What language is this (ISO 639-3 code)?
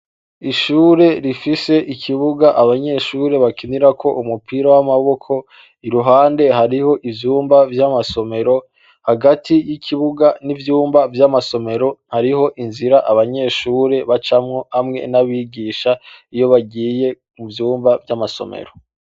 run